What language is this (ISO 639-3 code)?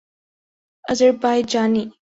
urd